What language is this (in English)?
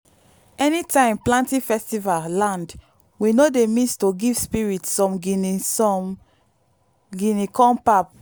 Nigerian Pidgin